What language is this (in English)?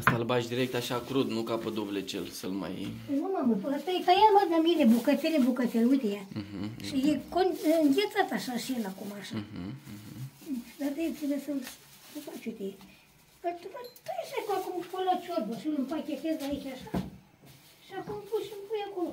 Romanian